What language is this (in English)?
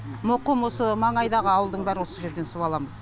Kazakh